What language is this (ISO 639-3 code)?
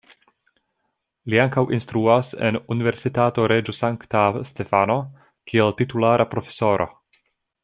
epo